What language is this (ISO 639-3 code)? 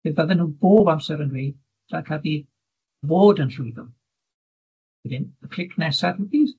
cym